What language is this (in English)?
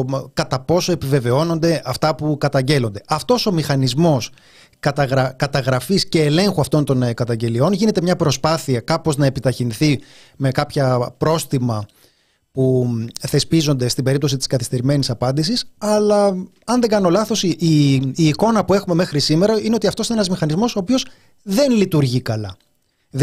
Greek